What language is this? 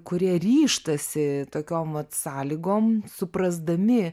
Lithuanian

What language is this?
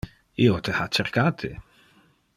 Interlingua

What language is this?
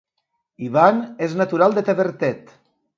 Catalan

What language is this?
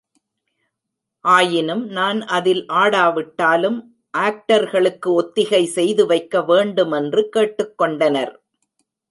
Tamil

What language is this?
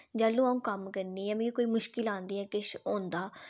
Dogri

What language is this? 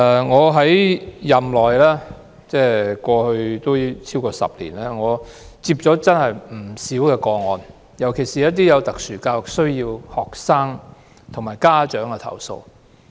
Cantonese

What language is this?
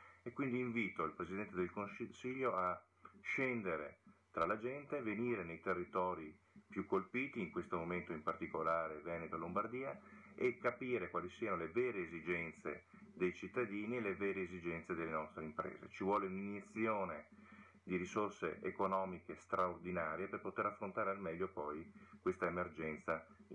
Italian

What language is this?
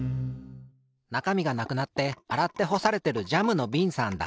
Japanese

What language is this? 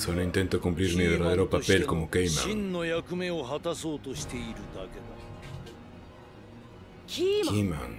Spanish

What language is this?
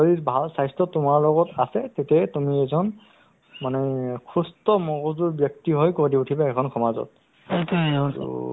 Assamese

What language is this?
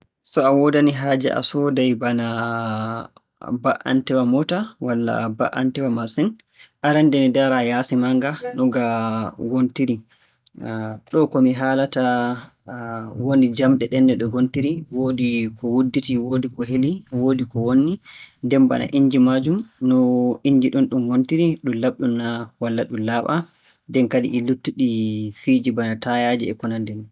Borgu Fulfulde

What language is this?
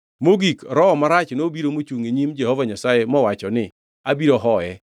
Luo (Kenya and Tanzania)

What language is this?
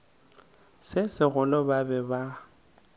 Northern Sotho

